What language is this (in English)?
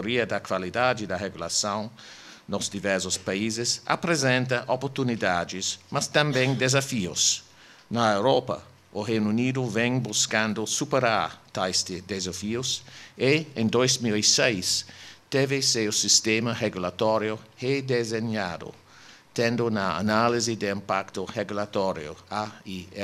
Portuguese